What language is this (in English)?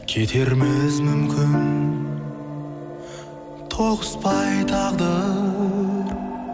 Kazakh